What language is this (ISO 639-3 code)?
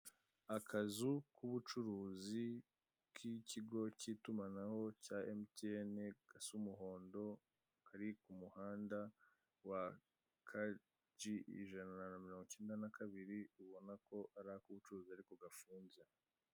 kin